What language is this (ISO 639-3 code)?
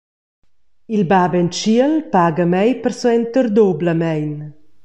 roh